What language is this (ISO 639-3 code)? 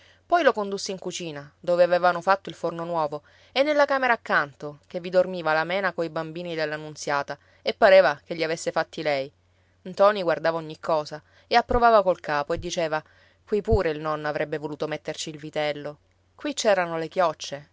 ita